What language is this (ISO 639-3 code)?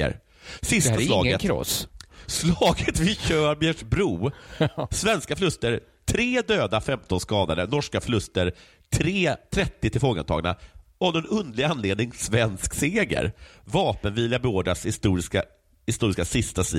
swe